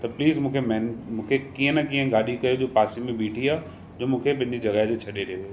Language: Sindhi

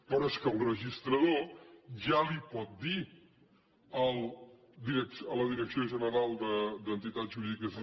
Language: Catalan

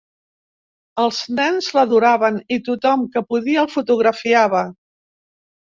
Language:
Catalan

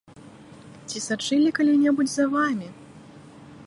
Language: Belarusian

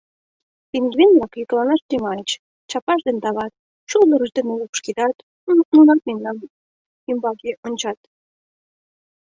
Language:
Mari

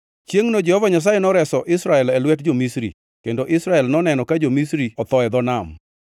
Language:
Luo (Kenya and Tanzania)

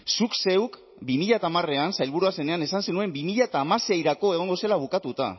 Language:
Basque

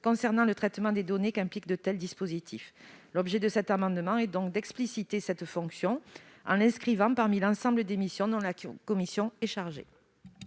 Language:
French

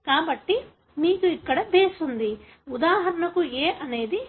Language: Telugu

